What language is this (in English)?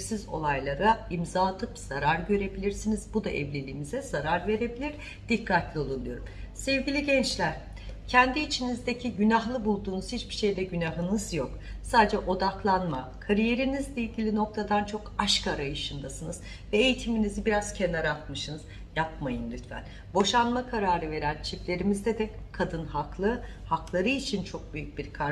Turkish